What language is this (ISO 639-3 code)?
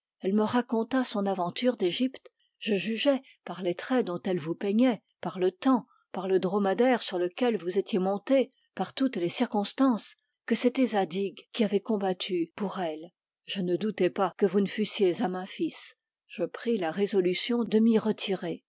fra